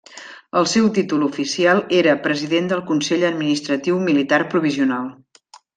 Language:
Catalan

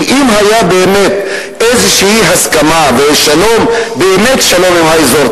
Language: Hebrew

